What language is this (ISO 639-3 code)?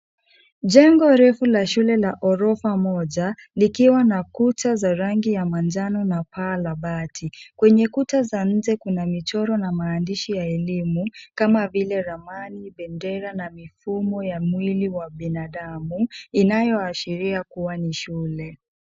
swa